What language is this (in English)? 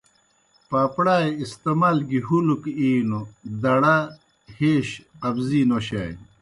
Kohistani Shina